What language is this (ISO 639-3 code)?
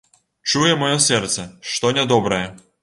bel